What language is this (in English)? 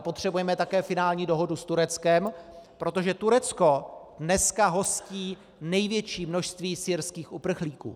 Czech